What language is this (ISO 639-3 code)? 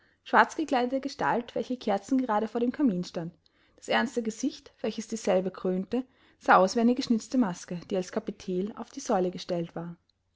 deu